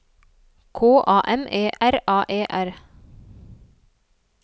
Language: Norwegian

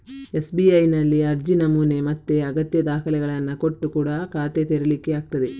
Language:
Kannada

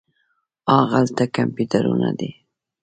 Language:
Pashto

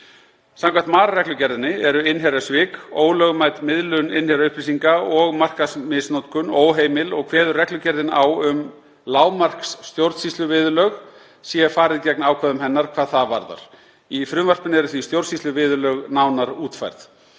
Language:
Icelandic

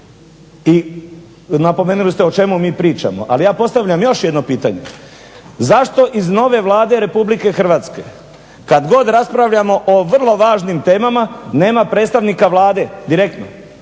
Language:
Croatian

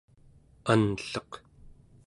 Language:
Central Yupik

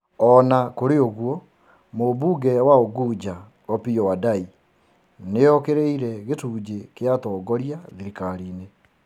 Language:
Kikuyu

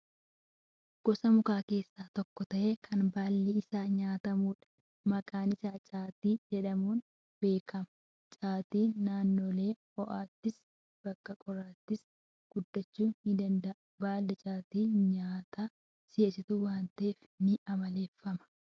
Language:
Oromo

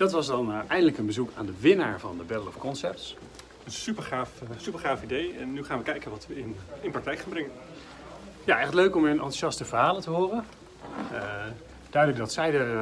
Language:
Dutch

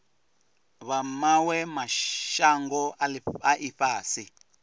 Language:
Venda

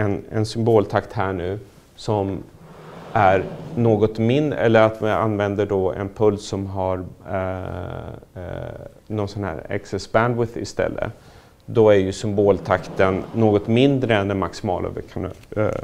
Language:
Swedish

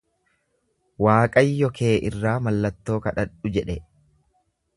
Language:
Oromo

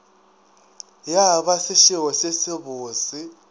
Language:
Northern Sotho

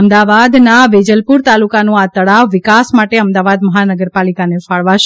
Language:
Gujarati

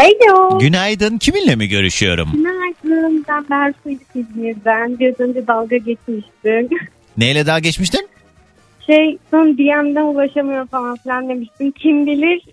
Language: Turkish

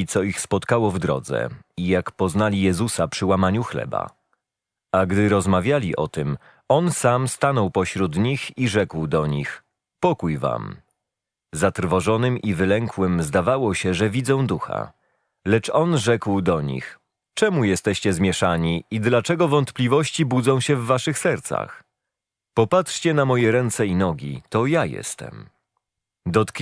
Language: Polish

